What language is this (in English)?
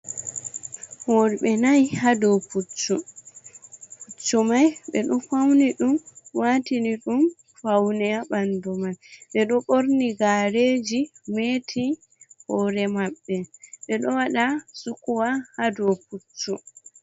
Fula